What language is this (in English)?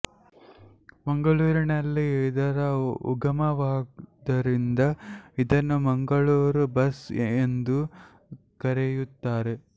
Kannada